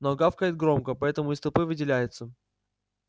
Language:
Russian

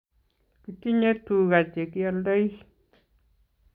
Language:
Kalenjin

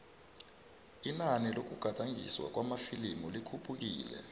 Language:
South Ndebele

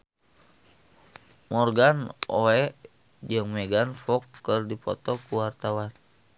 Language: Sundanese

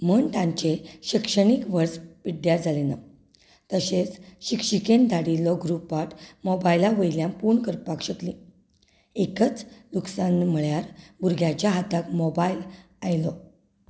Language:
Konkani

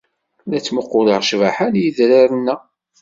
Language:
Kabyle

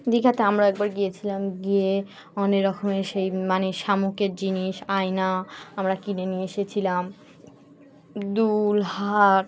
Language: Bangla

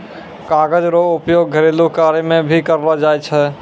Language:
Maithili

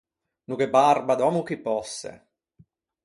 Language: Ligurian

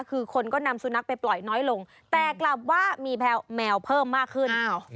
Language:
Thai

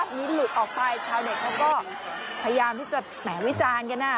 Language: Thai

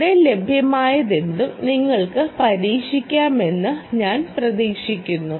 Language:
Malayalam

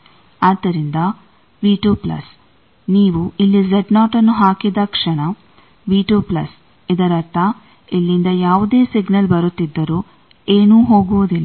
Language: Kannada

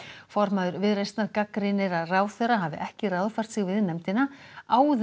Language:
Icelandic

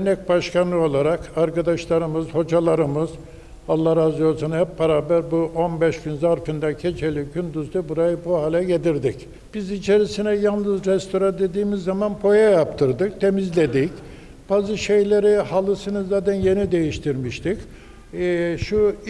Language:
Turkish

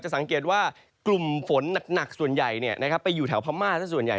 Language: Thai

